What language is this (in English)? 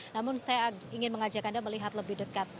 Indonesian